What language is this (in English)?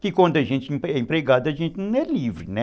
Portuguese